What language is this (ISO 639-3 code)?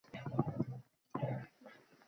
uzb